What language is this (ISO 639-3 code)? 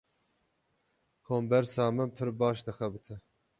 kur